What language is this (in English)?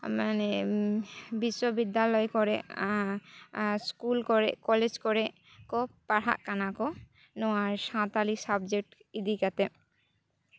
Santali